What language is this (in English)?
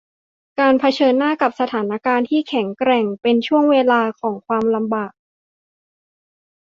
Thai